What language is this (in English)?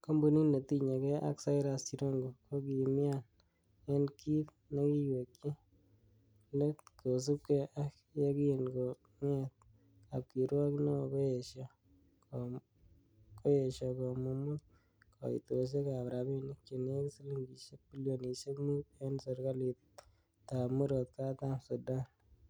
Kalenjin